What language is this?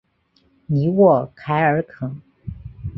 Chinese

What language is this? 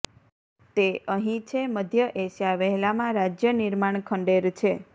Gujarati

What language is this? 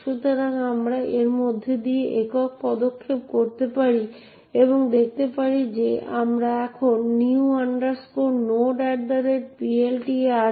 Bangla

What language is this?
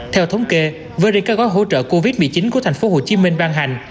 Vietnamese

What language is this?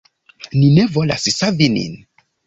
Esperanto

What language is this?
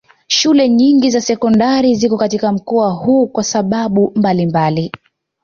Swahili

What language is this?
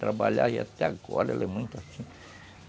Portuguese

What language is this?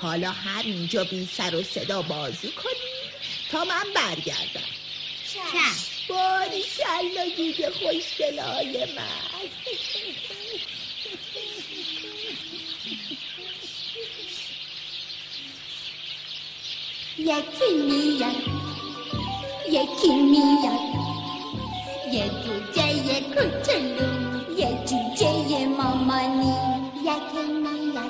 Persian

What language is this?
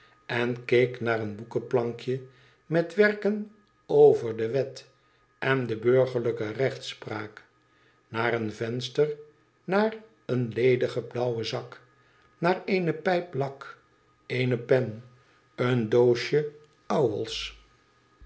Dutch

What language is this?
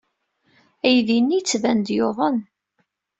Kabyle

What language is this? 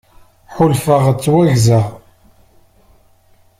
Kabyle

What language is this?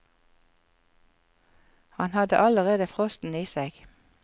Norwegian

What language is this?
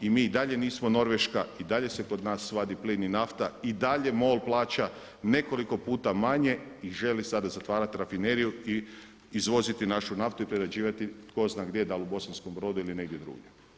Croatian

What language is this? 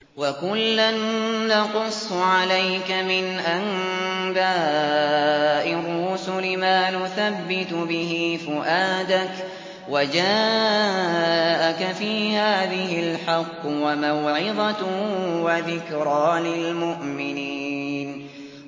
Arabic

